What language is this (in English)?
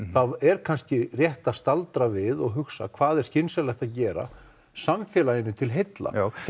Icelandic